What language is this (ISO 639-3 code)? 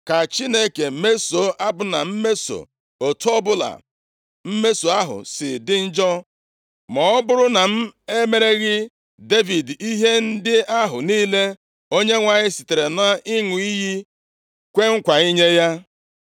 ibo